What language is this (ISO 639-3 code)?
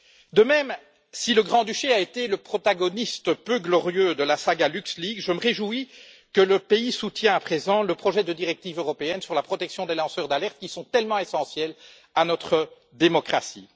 fra